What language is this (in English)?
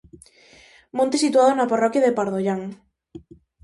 Galician